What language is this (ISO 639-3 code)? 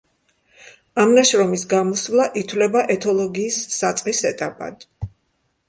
kat